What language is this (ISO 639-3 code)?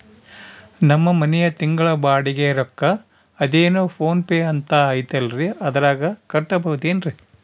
kan